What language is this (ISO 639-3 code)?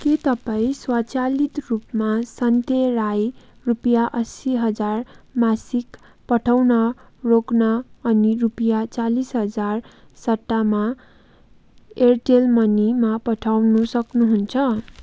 nep